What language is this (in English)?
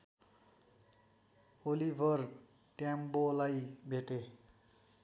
Nepali